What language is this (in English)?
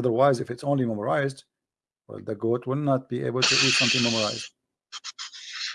English